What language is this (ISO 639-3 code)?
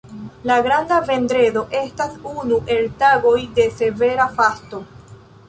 epo